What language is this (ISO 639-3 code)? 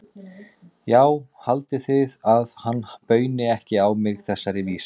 isl